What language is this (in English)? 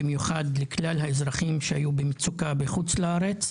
Hebrew